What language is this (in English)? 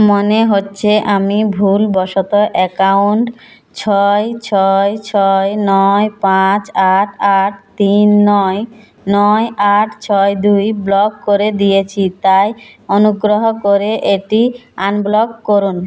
Bangla